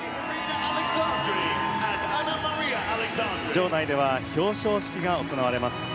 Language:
Japanese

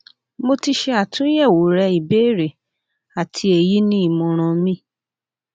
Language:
Yoruba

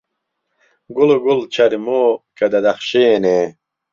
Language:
Central Kurdish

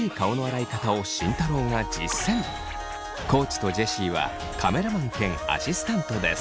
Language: Japanese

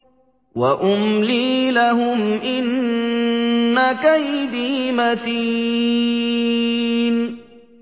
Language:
Arabic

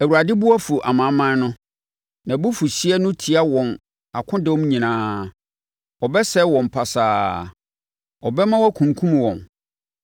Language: Akan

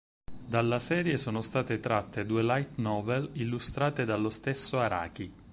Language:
Italian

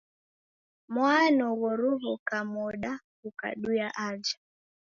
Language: Taita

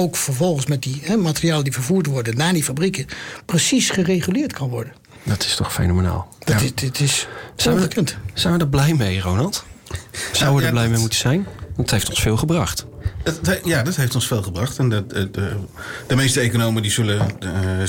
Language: Dutch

